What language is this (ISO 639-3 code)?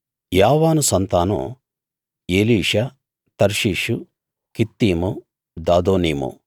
tel